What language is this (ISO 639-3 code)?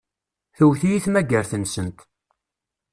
kab